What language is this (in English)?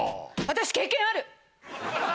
Japanese